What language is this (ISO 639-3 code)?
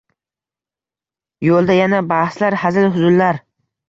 uzb